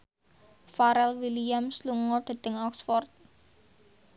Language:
Javanese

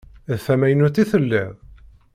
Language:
Kabyle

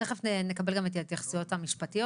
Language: Hebrew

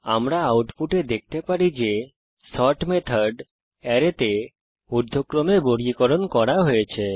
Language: Bangla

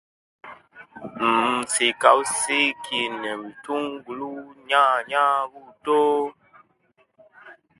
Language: Kenyi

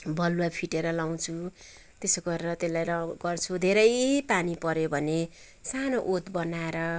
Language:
Nepali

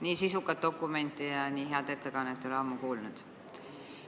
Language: Estonian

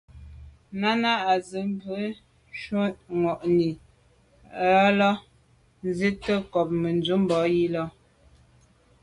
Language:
Medumba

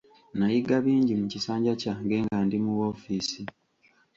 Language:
Ganda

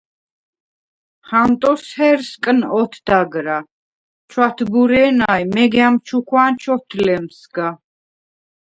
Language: Svan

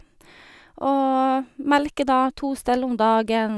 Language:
Norwegian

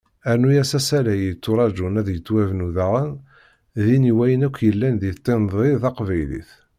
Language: Kabyle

